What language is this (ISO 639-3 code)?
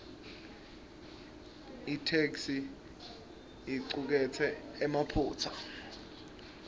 ssw